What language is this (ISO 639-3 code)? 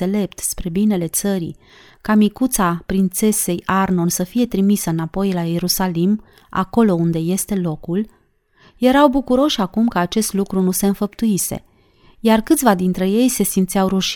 ron